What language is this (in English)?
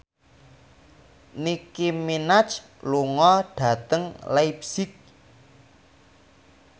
Javanese